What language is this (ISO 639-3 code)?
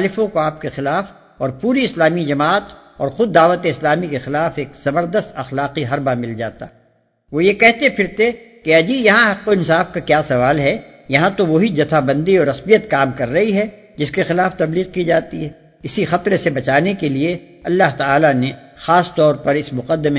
urd